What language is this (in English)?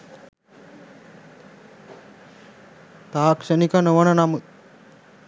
Sinhala